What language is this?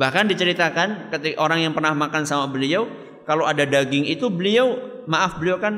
Indonesian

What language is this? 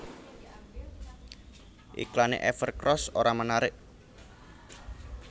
Javanese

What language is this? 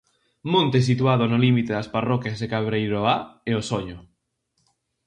Galician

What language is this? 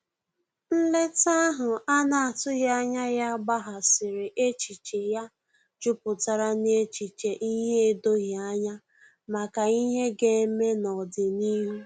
Igbo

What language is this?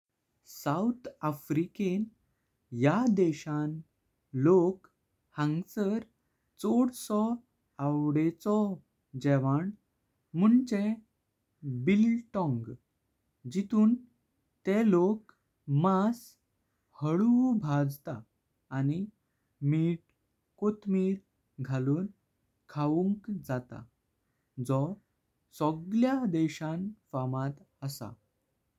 Konkani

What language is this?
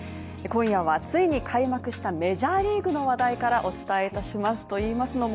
Japanese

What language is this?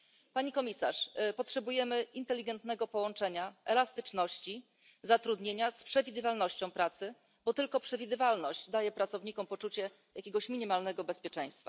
Polish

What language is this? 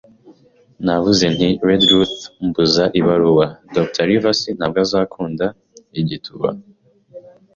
Kinyarwanda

